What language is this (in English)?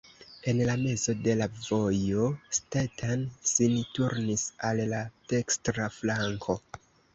Esperanto